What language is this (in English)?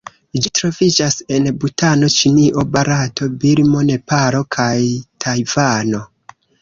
Esperanto